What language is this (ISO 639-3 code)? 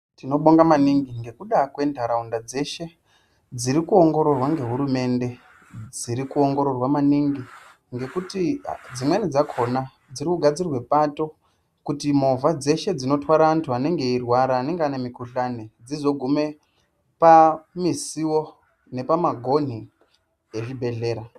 ndc